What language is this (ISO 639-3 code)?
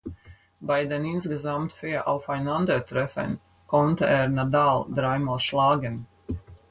deu